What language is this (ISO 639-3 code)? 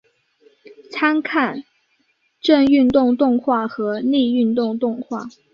zho